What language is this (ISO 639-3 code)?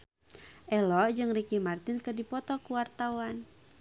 sun